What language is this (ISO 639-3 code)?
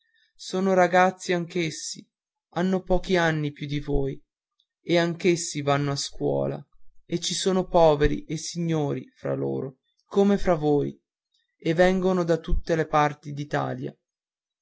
ita